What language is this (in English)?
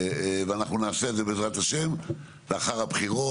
Hebrew